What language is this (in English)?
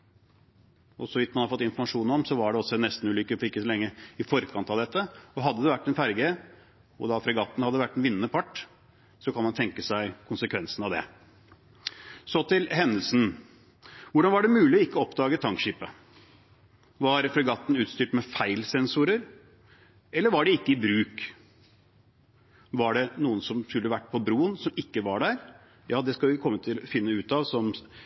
Norwegian Bokmål